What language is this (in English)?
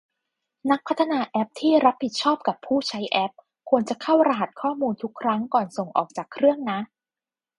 Thai